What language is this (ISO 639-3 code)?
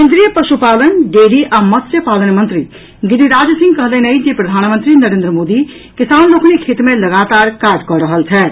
mai